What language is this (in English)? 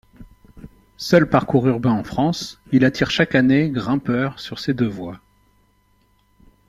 French